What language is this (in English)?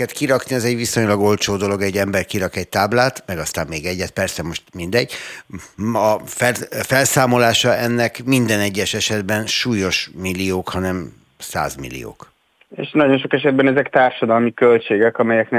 Hungarian